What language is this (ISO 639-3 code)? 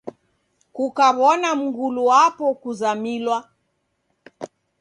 dav